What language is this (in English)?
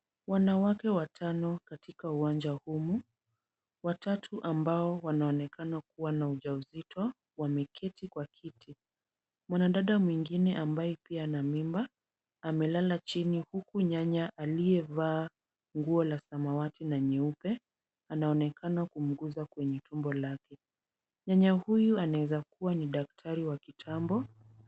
Swahili